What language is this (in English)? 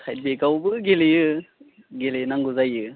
Bodo